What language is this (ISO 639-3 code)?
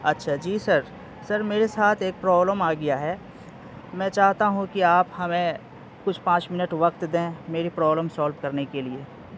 urd